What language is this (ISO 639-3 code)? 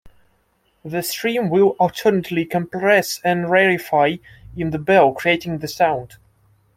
eng